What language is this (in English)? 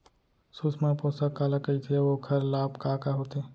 Chhattisgarhi